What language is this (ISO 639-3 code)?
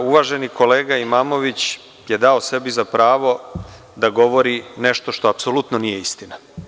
srp